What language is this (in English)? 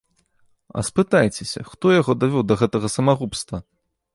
Belarusian